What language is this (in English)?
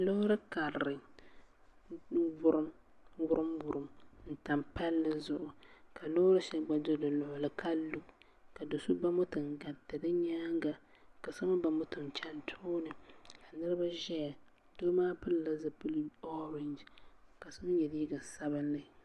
Dagbani